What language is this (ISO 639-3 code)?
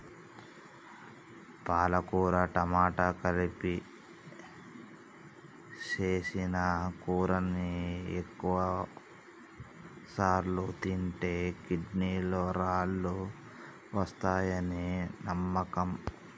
tel